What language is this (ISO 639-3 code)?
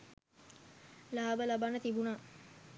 sin